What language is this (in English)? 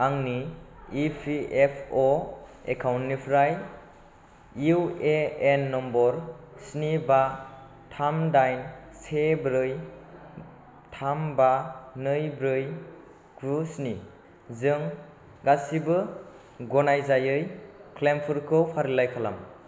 Bodo